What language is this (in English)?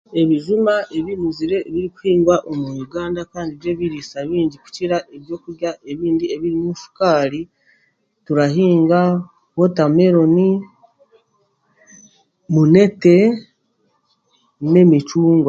Chiga